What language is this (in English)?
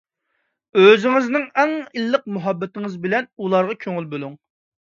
Uyghur